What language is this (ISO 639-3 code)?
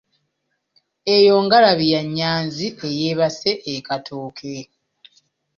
lug